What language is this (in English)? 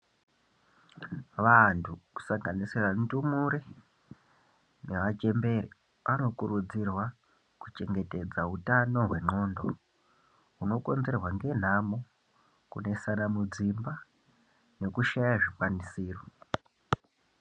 Ndau